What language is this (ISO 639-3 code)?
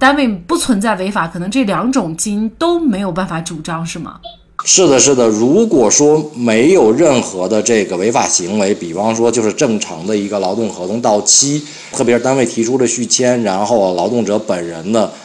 zho